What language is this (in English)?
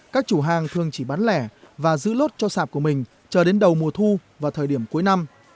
Vietnamese